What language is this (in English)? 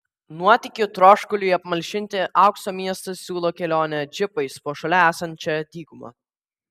Lithuanian